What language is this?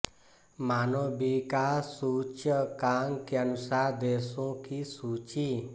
Hindi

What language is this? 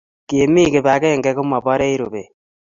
Kalenjin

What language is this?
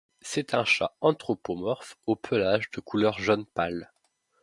French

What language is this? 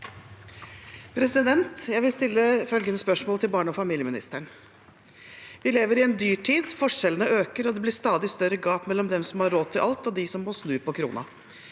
Norwegian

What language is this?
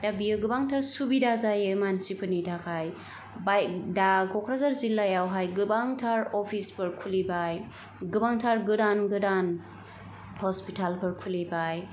Bodo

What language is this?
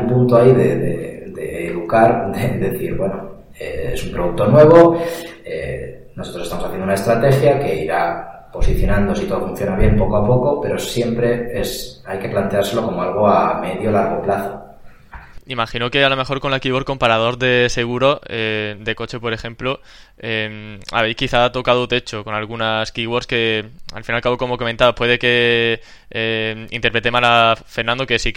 Spanish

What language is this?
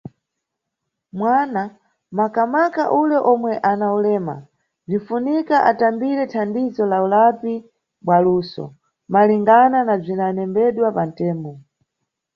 Nyungwe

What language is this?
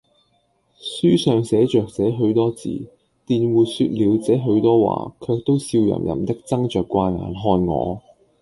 Cantonese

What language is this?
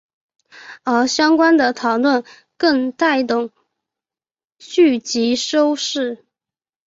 Chinese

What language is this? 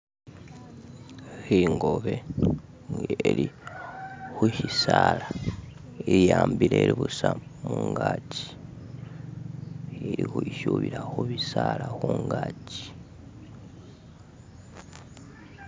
Masaaba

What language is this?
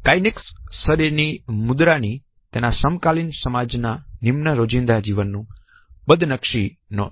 Gujarati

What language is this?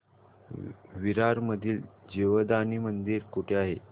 Marathi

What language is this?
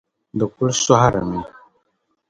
Dagbani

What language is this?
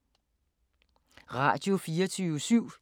Danish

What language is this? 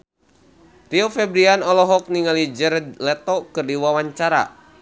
Sundanese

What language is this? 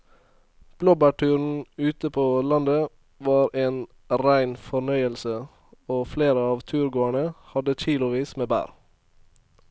Norwegian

